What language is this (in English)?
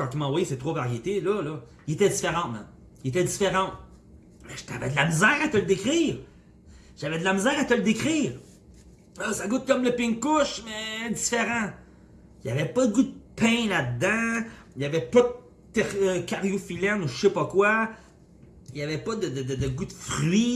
French